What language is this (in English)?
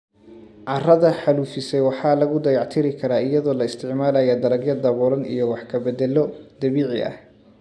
Somali